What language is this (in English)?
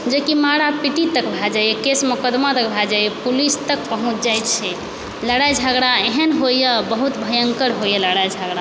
Maithili